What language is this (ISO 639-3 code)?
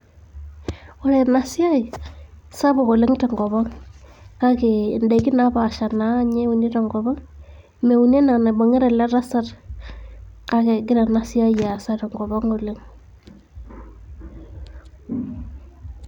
mas